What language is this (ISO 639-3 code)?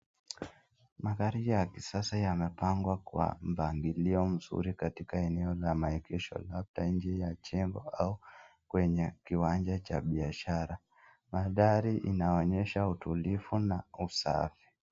swa